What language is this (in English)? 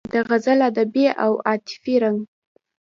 Pashto